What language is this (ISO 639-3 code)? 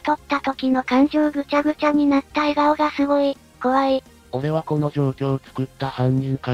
jpn